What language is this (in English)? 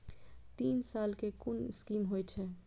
Maithili